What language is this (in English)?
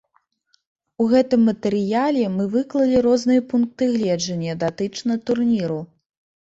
Belarusian